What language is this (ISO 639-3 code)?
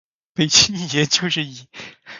zho